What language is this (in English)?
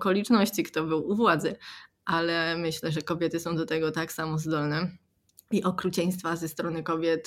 Polish